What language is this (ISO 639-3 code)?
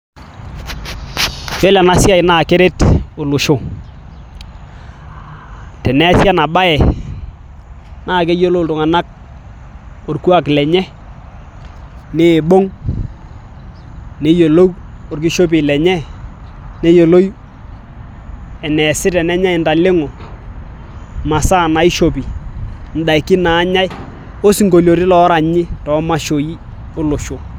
mas